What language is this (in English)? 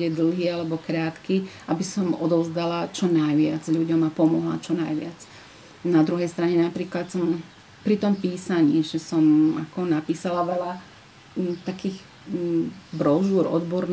Slovak